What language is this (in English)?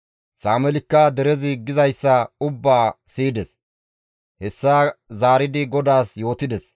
Gamo